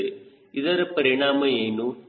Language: Kannada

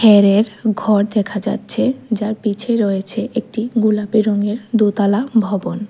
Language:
Bangla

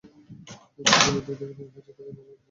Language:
Bangla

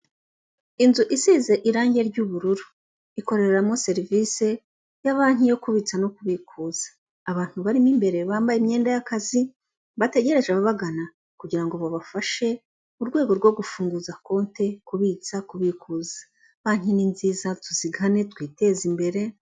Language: Kinyarwanda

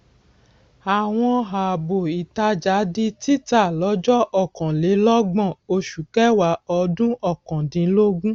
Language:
Yoruba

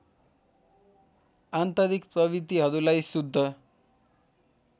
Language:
Nepali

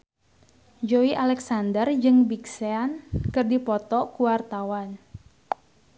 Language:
Sundanese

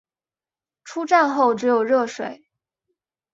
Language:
Chinese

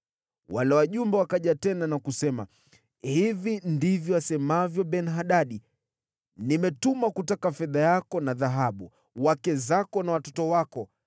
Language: Swahili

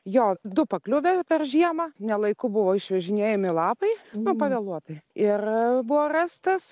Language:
Lithuanian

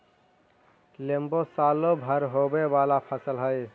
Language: Magahi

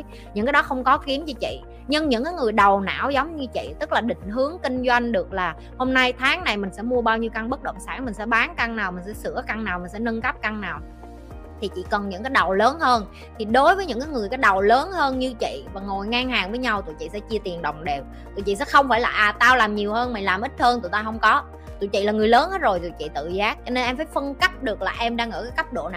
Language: Vietnamese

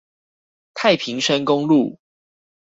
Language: Chinese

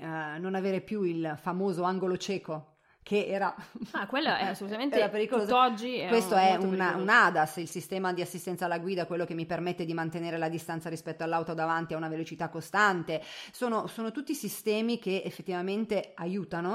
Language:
Italian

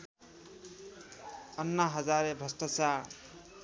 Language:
Nepali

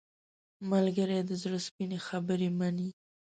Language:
Pashto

